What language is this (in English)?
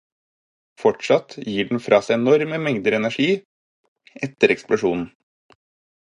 Norwegian Bokmål